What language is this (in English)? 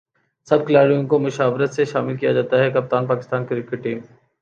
Urdu